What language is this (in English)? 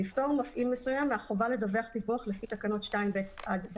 Hebrew